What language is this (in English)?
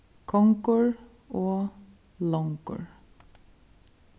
Faroese